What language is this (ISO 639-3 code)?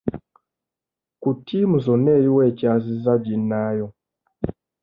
lug